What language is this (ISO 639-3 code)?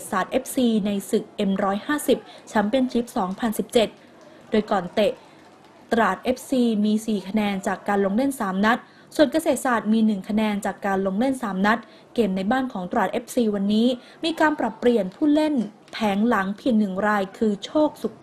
tha